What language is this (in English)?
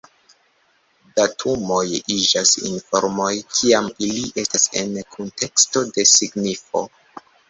Esperanto